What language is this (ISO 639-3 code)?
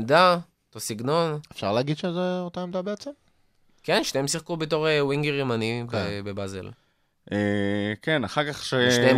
heb